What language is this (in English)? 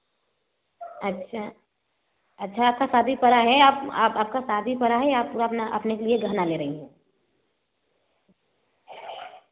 Hindi